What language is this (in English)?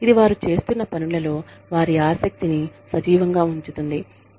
Telugu